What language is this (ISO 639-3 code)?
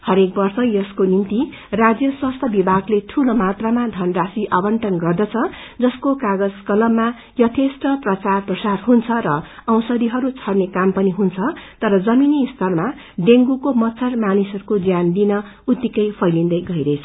nep